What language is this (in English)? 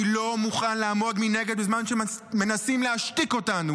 Hebrew